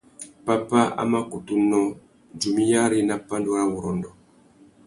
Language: Tuki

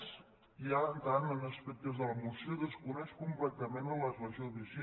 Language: Catalan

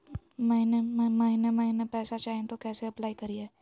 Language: Magahi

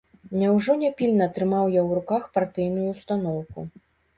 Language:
Belarusian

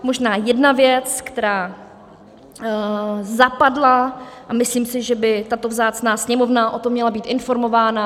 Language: Czech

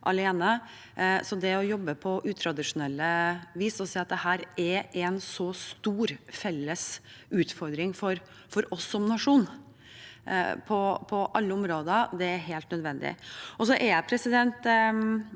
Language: Norwegian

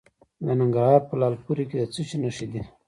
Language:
Pashto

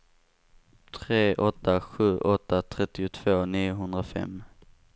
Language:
Swedish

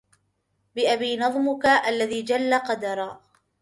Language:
Arabic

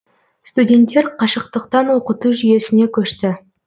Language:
Kazakh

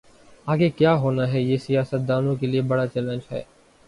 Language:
Urdu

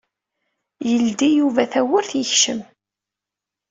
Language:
Kabyle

